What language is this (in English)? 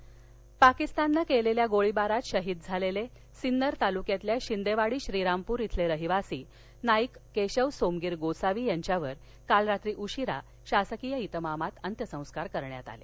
Marathi